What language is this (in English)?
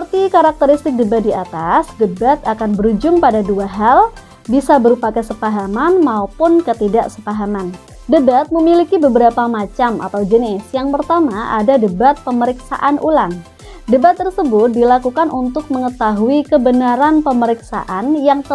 Indonesian